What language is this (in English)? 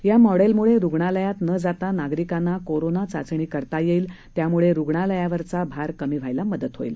Marathi